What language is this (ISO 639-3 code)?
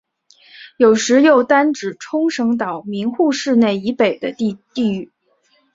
zho